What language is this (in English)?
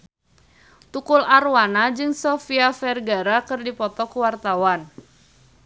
Sundanese